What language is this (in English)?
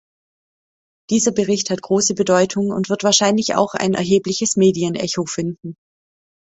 German